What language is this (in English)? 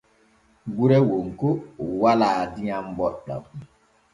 Borgu Fulfulde